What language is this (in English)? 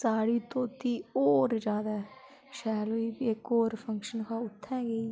Dogri